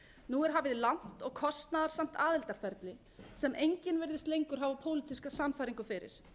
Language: Icelandic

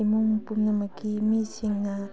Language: Manipuri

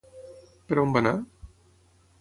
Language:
Catalan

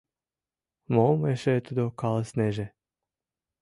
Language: Mari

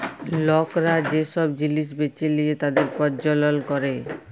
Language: Bangla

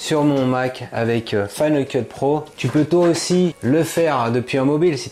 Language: French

